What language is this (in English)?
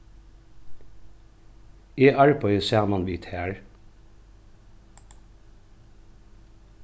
Faroese